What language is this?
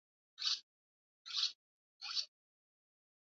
Swahili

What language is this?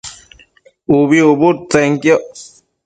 Matsés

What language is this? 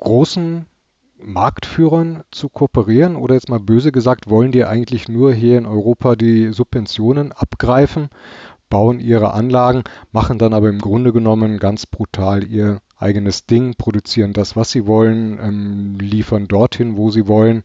German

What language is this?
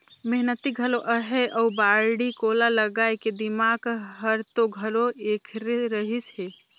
Chhattisgarhi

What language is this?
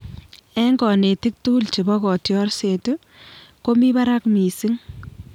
Kalenjin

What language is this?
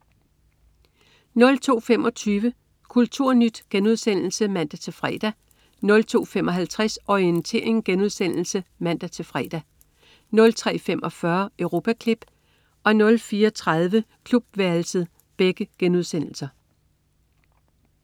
Danish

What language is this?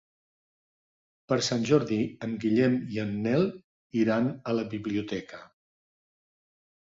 Catalan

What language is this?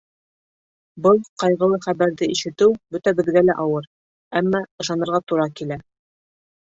Bashkir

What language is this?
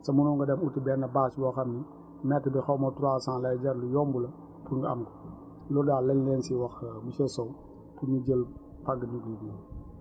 Wolof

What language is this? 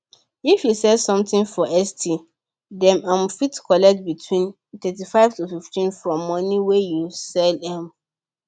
Nigerian Pidgin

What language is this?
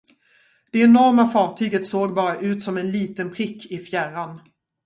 Swedish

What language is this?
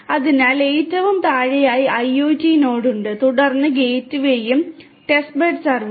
Malayalam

